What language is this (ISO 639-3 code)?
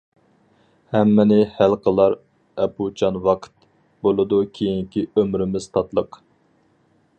uig